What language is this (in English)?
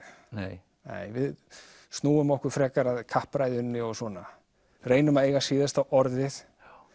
Icelandic